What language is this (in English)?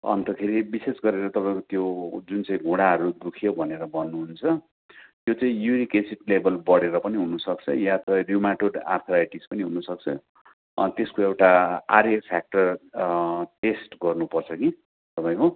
Nepali